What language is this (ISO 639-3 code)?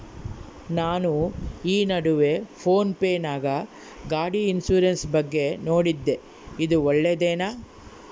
kan